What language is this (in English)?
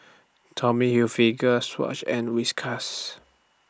English